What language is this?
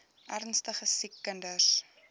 Afrikaans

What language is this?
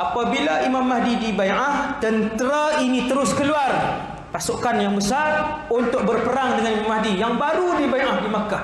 Malay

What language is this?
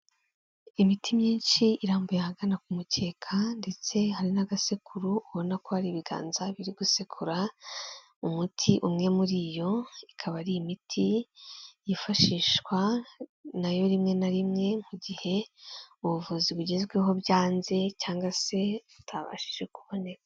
Kinyarwanda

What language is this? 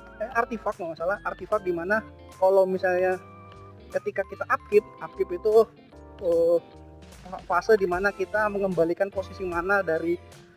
Indonesian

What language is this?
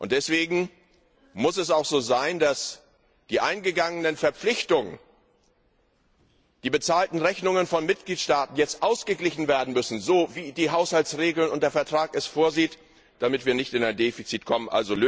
German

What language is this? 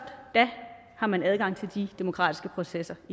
Danish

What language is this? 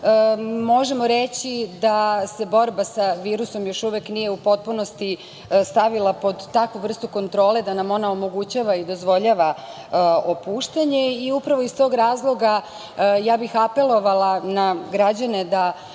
Serbian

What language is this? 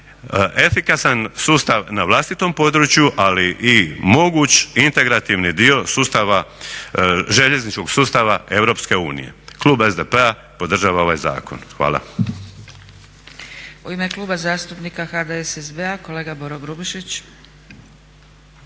Croatian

